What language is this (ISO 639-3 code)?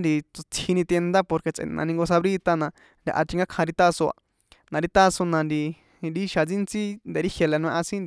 poe